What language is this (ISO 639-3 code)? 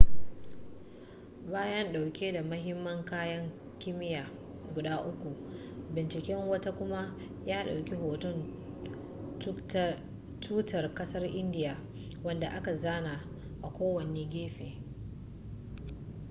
hau